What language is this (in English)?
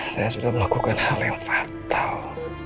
Indonesian